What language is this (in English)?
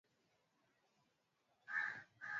Swahili